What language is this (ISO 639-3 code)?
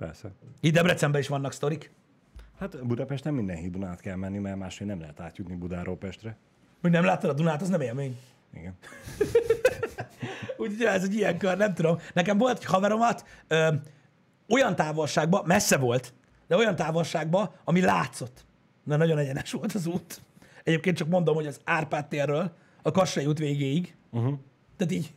hun